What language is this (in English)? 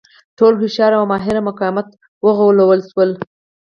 Pashto